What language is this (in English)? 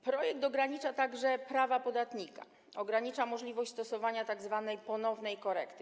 Polish